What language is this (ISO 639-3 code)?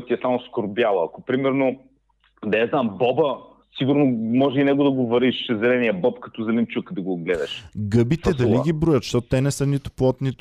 bul